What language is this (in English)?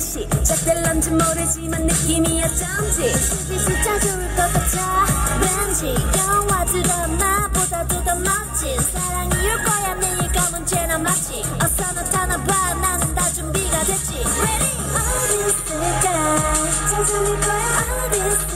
Polish